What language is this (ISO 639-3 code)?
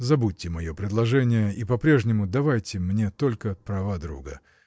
rus